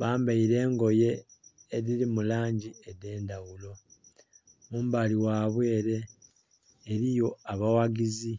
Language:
Soga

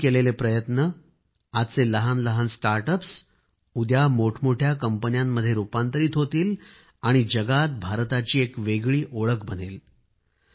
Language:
Marathi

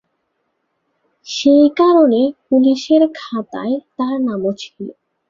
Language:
Bangla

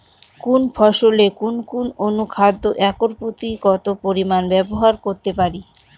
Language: Bangla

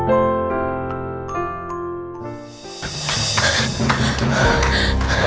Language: Indonesian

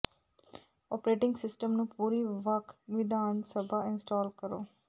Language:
Punjabi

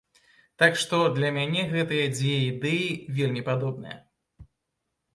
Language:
Belarusian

